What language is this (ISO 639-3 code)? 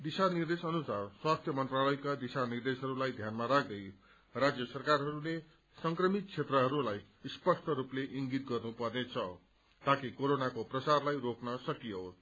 nep